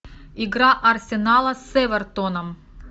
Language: Russian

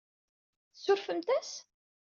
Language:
Kabyle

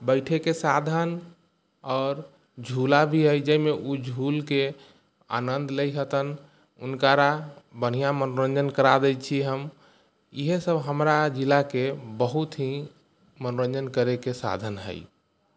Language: Maithili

